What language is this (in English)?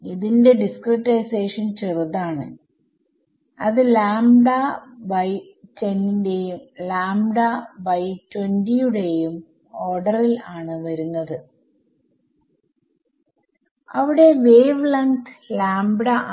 Malayalam